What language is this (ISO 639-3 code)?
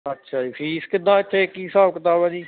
pan